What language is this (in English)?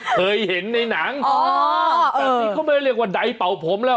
Thai